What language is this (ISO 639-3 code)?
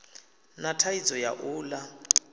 ven